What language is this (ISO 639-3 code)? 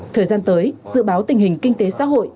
vie